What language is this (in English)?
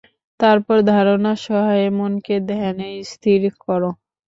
Bangla